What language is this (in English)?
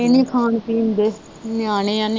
Punjabi